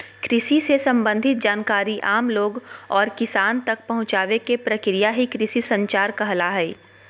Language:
Magahi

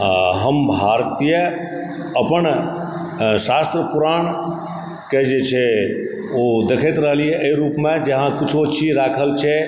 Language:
Maithili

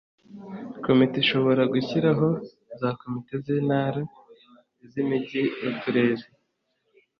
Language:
Kinyarwanda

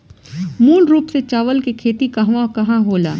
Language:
Bhojpuri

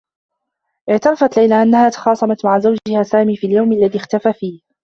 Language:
Arabic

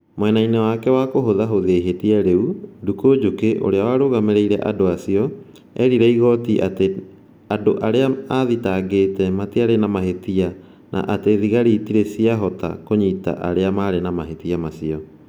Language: Kikuyu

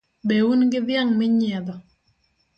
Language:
Luo (Kenya and Tanzania)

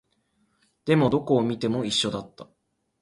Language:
Japanese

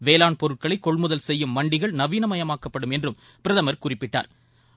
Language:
Tamil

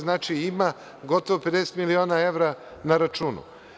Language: Serbian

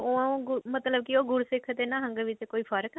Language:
Punjabi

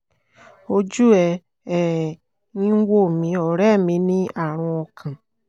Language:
Yoruba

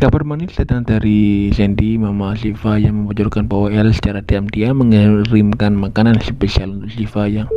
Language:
Indonesian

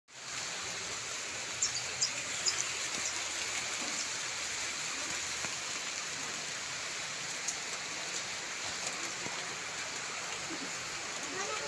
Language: Filipino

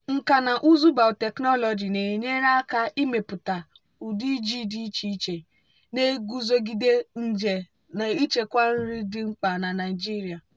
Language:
Igbo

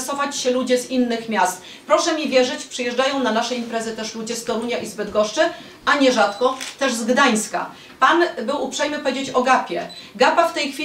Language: Polish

